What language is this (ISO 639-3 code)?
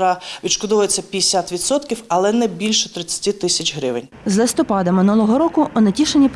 ukr